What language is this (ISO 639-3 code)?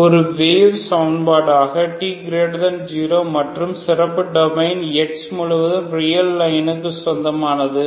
tam